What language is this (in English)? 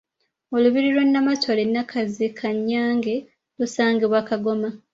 Ganda